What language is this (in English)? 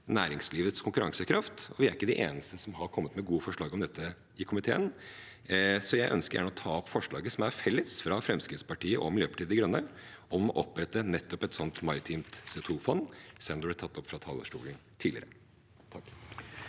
Norwegian